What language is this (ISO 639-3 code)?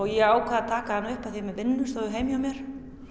isl